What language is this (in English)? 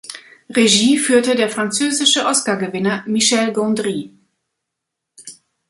German